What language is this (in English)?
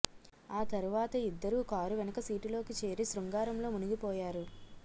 Telugu